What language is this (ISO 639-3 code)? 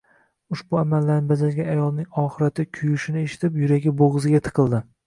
uzb